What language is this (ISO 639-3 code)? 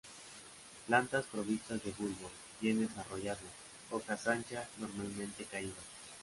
spa